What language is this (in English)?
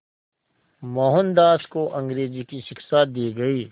Hindi